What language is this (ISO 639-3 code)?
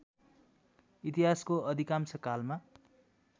nep